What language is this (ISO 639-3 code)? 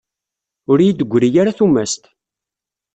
kab